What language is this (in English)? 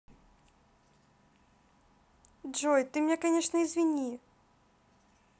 Russian